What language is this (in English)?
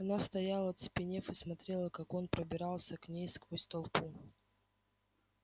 Russian